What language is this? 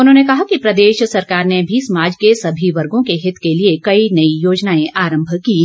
Hindi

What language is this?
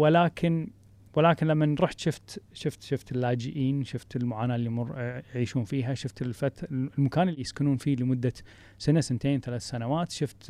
Arabic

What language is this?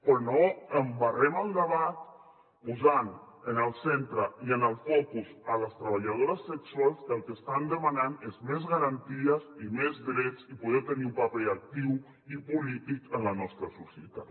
Catalan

